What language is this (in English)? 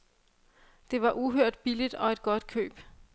Danish